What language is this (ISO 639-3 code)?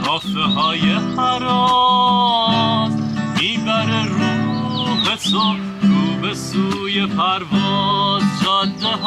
fas